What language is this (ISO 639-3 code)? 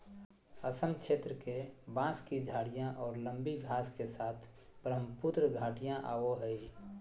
mag